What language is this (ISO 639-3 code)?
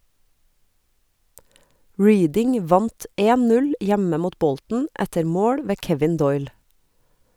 nor